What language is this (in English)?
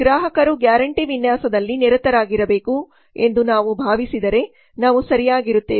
Kannada